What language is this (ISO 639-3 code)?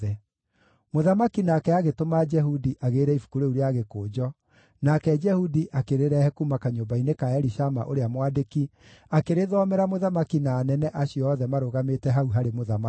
kik